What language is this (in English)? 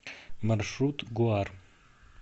Russian